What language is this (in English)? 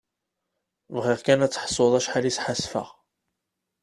Kabyle